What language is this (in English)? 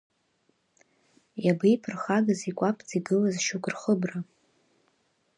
Abkhazian